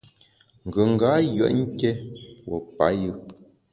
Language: Bamun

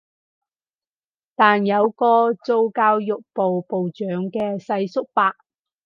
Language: Cantonese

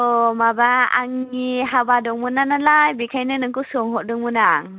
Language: Bodo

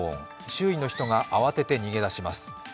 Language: Japanese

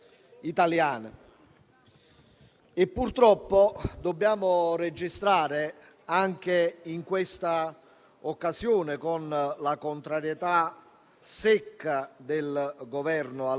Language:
Italian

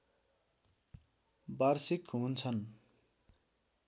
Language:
Nepali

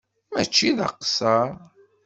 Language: Kabyle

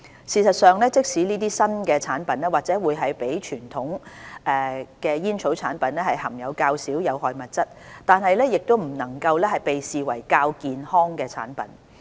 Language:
Cantonese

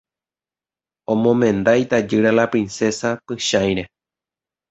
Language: Guarani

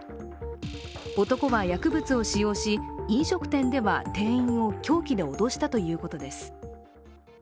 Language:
Japanese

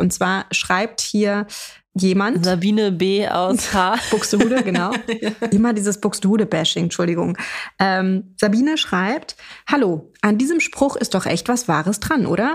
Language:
German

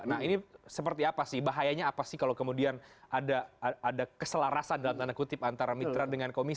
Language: Indonesian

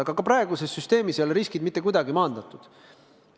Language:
Estonian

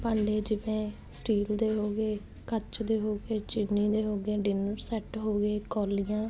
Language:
Punjabi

